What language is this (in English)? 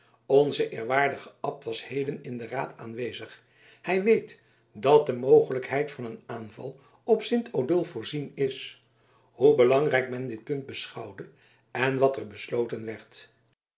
Dutch